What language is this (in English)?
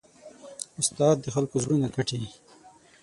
Pashto